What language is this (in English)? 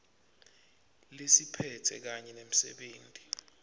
Swati